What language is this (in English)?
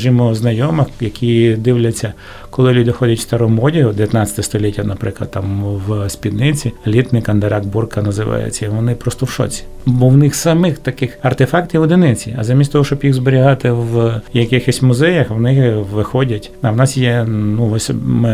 Ukrainian